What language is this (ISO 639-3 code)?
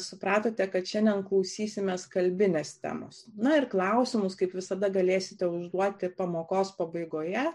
lit